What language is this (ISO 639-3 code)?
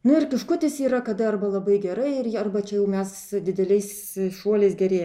lit